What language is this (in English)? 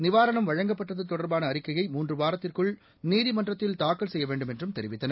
Tamil